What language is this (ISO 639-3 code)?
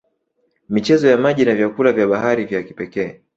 swa